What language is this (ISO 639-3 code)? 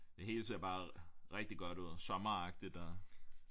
dan